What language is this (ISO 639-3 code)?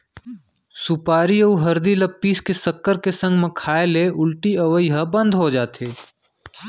hne